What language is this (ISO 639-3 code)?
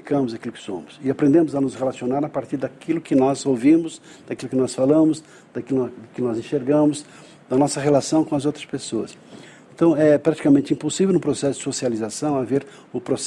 por